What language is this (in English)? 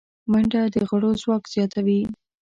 Pashto